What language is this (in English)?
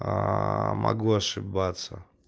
Russian